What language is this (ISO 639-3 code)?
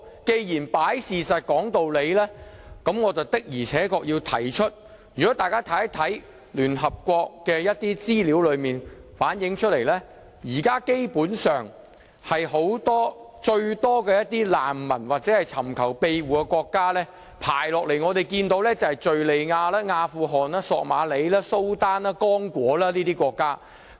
yue